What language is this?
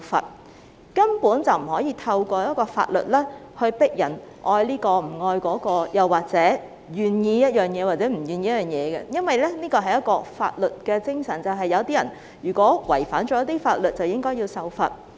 Cantonese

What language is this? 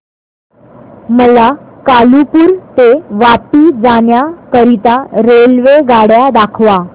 Marathi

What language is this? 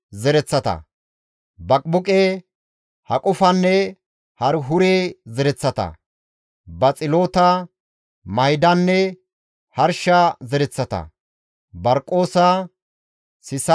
Gamo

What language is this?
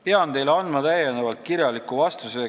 Estonian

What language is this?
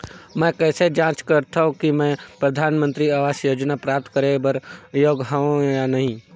Chhattisgarhi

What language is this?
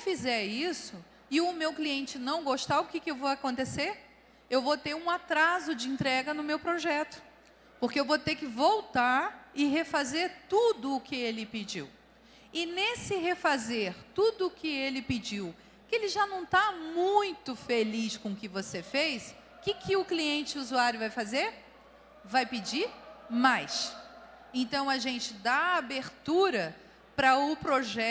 Portuguese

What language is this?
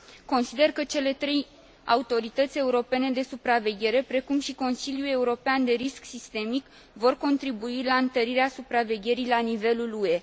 Romanian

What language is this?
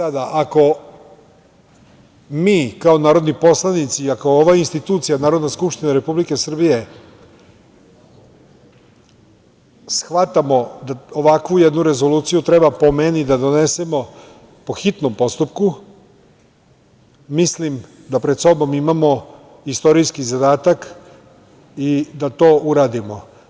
Serbian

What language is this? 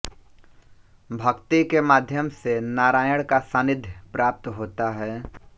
Hindi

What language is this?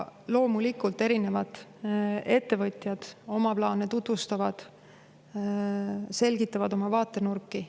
Estonian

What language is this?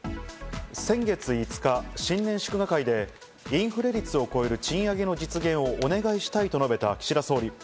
Japanese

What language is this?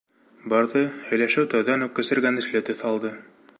Bashkir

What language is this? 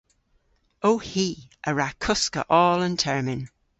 Cornish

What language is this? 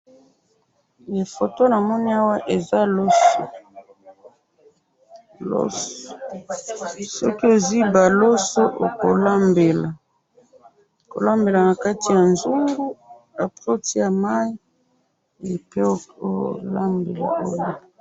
Lingala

